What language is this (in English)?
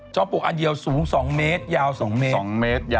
Thai